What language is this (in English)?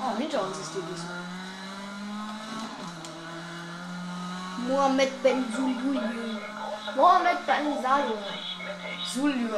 German